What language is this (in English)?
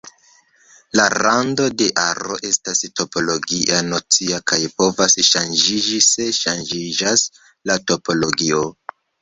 Esperanto